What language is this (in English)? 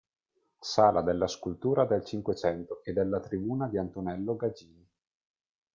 Italian